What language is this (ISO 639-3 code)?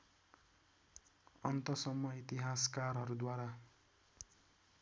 nep